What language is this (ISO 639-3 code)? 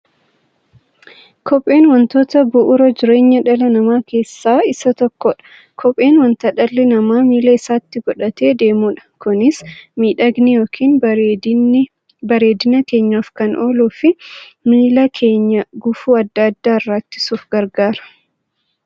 orm